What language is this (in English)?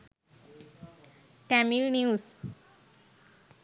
Sinhala